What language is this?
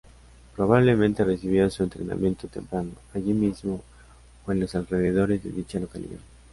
Spanish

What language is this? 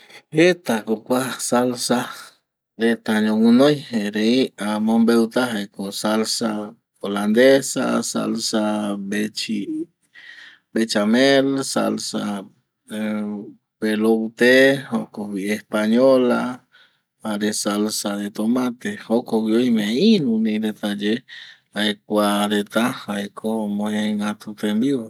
Eastern Bolivian Guaraní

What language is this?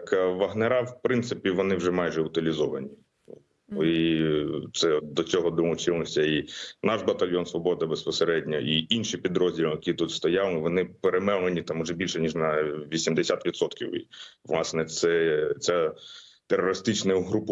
Ukrainian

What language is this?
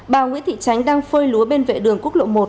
Vietnamese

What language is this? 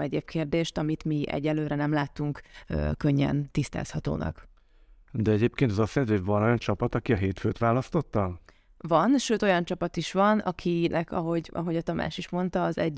Hungarian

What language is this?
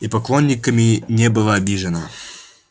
Russian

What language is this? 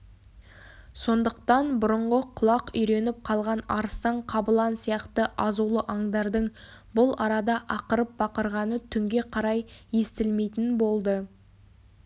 Kazakh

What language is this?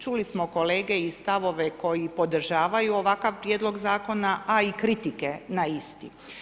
Croatian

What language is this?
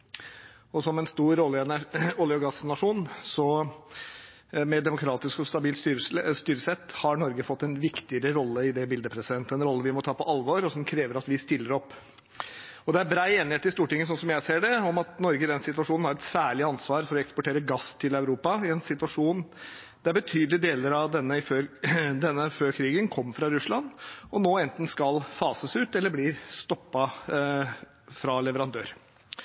Norwegian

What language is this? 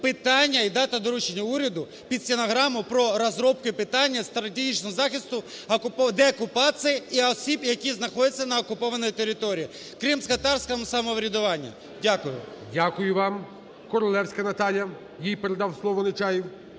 Ukrainian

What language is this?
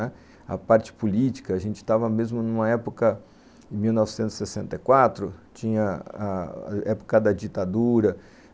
Portuguese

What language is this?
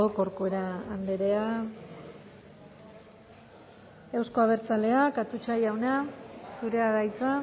Basque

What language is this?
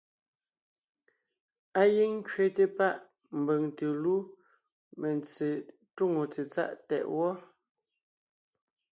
Ngiemboon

